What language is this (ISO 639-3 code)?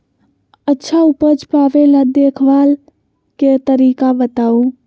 mag